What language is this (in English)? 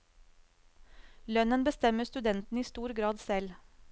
Norwegian